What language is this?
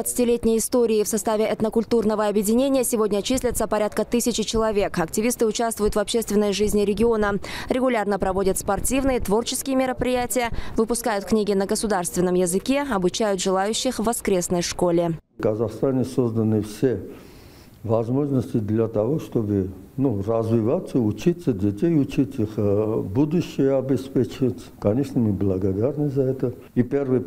Russian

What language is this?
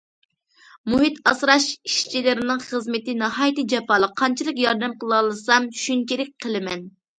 Uyghur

